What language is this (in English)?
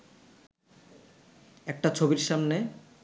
Bangla